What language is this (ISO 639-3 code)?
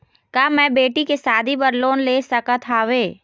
hne